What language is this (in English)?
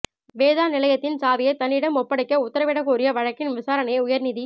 Tamil